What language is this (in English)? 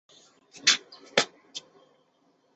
Chinese